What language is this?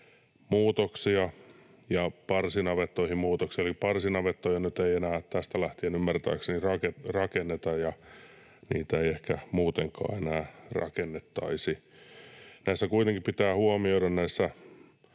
Finnish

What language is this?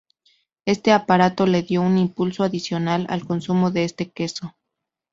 Spanish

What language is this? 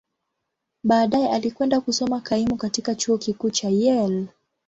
Swahili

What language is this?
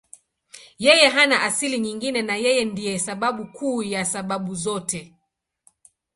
Swahili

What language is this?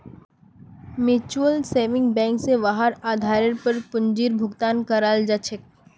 Magahi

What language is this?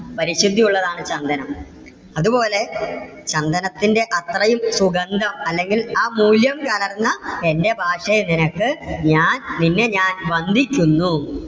Malayalam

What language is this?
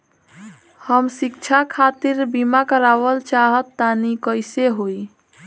Bhojpuri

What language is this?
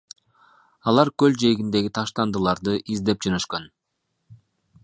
Kyrgyz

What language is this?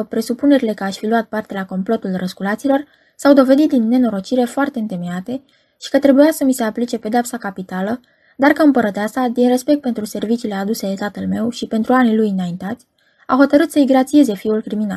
Romanian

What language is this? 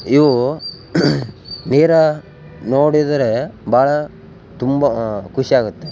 Kannada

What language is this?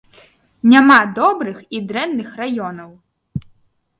Belarusian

